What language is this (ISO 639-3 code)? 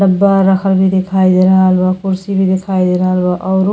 bho